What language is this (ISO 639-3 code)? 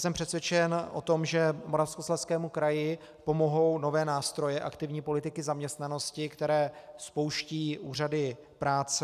ces